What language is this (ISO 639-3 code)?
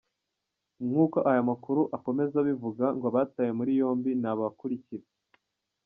kin